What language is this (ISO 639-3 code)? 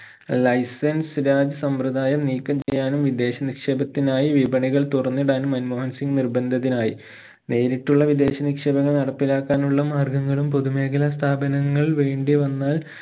mal